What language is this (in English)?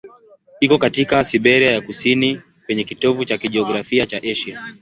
Swahili